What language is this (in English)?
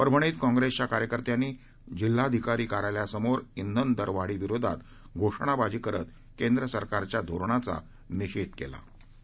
Marathi